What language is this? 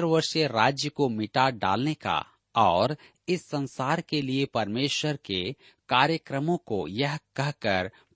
Hindi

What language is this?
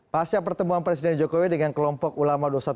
Indonesian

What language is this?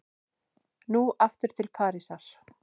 Icelandic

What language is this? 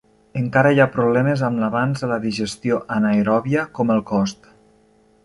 Catalan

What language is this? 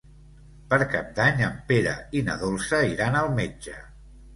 Catalan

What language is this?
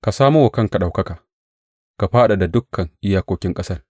Hausa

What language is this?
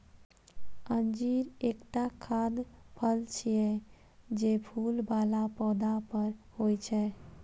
Maithili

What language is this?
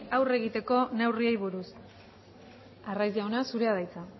Basque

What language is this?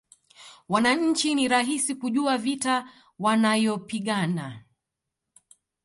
Swahili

